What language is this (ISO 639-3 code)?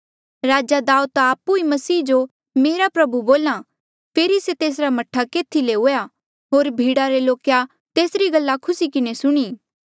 mjl